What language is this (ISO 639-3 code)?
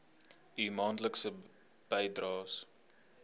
afr